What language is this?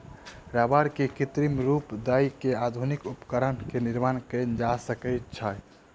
Maithili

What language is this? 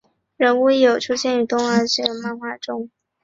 Chinese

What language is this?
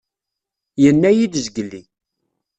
Kabyle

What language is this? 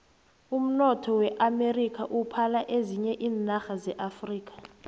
South Ndebele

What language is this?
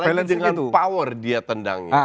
Indonesian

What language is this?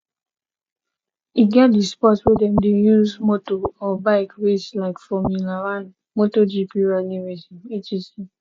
Nigerian Pidgin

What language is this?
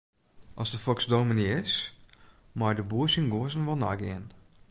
Western Frisian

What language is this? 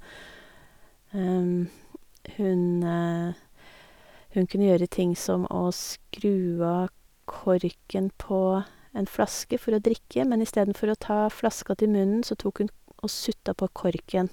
Norwegian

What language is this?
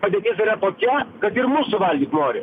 Lithuanian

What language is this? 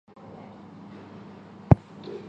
Chinese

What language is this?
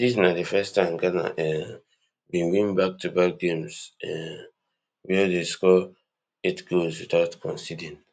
Nigerian Pidgin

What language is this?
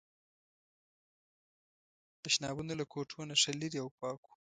Pashto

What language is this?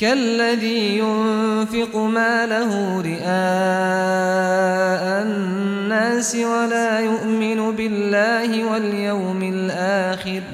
Arabic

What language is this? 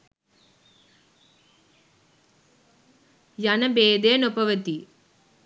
Sinhala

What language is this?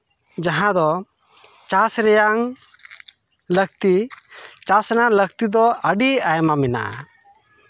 Santali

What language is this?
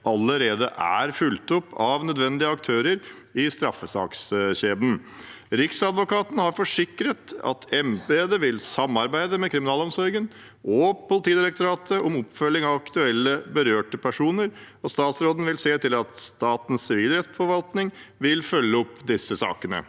Norwegian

